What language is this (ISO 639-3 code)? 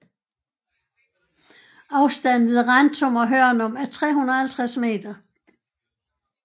dan